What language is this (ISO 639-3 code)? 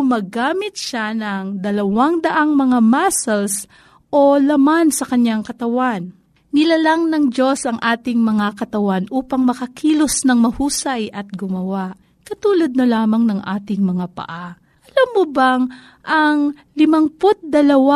fil